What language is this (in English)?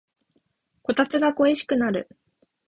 Japanese